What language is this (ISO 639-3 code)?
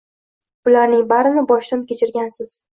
uzb